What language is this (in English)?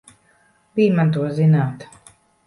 Latvian